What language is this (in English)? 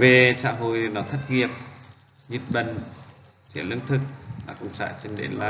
Vietnamese